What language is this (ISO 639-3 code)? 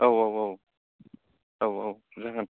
brx